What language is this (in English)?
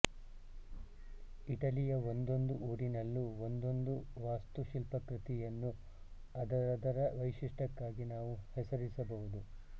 Kannada